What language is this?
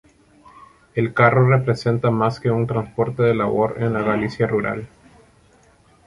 Spanish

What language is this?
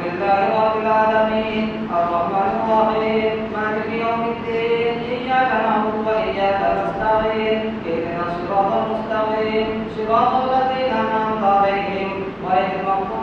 Indonesian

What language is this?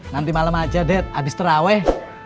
Indonesian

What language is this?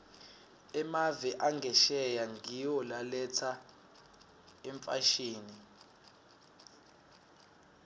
Swati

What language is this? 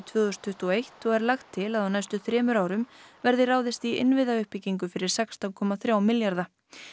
Icelandic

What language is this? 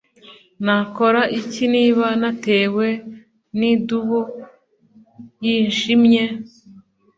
Kinyarwanda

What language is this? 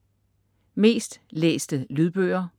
Danish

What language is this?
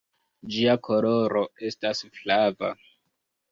Esperanto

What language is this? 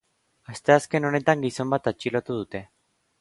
Basque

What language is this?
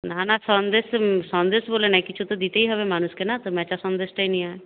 Bangla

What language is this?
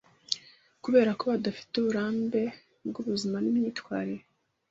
Kinyarwanda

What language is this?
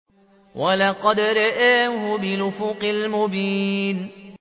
Arabic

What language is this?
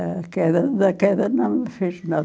Portuguese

